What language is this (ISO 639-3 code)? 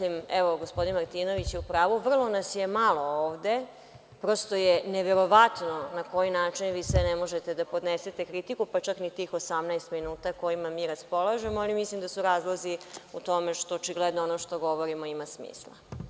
srp